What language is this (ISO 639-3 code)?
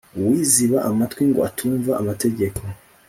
kin